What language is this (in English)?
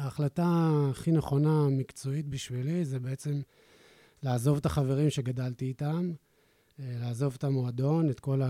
Hebrew